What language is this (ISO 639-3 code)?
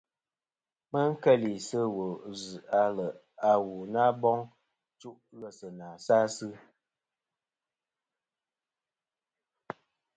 bkm